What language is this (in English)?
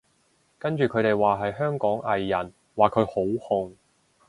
Cantonese